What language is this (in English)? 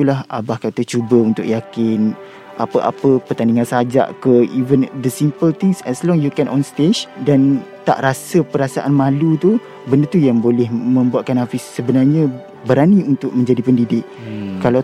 Malay